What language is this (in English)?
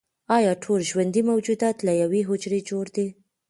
Pashto